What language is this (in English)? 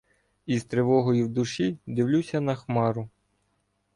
Ukrainian